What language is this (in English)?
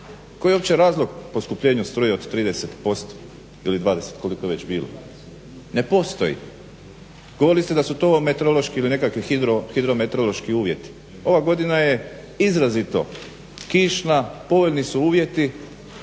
Croatian